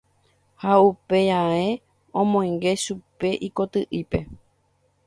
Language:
Guarani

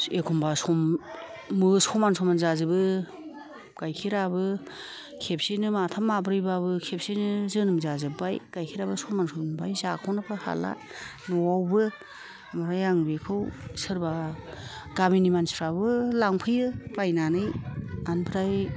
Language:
Bodo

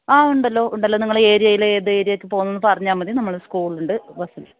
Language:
Malayalam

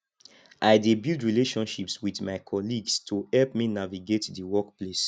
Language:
Nigerian Pidgin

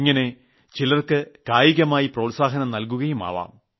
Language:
Malayalam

